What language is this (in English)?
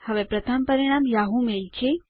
Gujarati